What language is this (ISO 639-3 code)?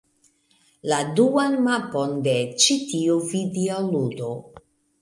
epo